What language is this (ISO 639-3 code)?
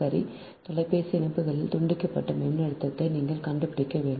tam